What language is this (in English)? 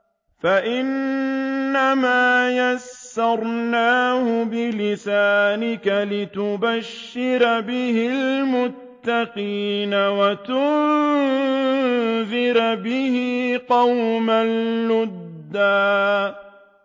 Arabic